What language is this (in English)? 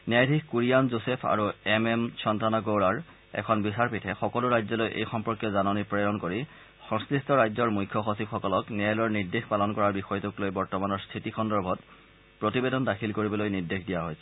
Assamese